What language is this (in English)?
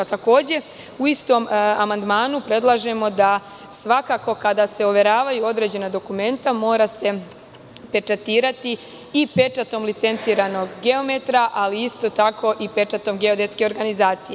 Serbian